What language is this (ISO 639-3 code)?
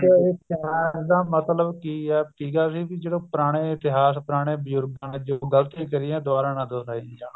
pan